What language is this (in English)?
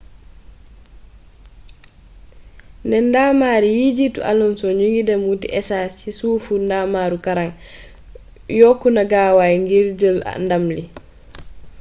Wolof